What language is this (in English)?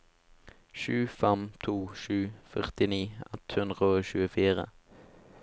Norwegian